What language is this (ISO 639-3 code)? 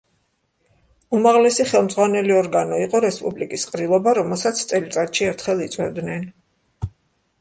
kat